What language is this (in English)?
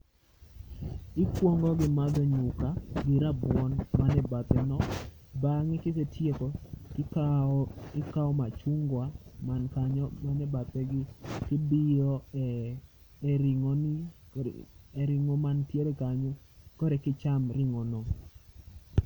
Luo (Kenya and Tanzania)